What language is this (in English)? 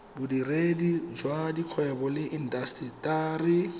Tswana